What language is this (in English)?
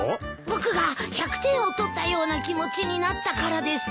Japanese